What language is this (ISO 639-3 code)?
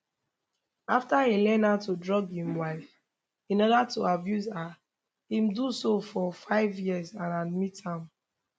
pcm